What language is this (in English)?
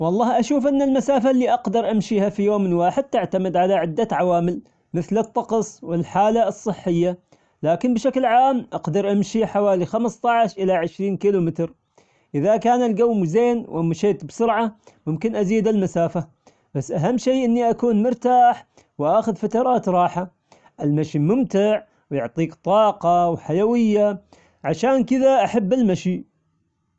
Omani Arabic